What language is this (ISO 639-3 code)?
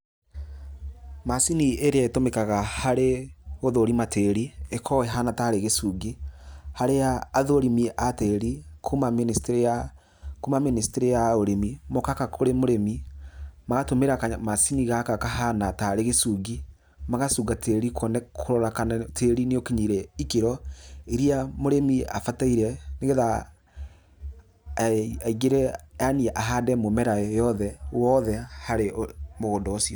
kik